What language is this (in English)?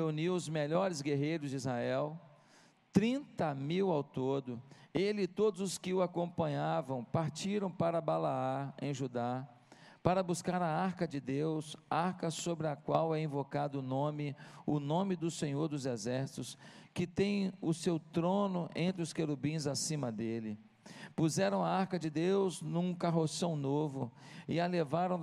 Portuguese